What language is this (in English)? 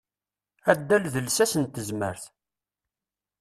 Kabyle